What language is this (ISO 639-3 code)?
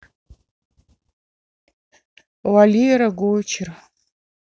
rus